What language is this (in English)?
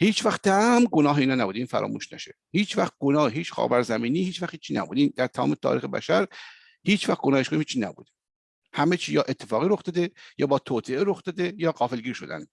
Persian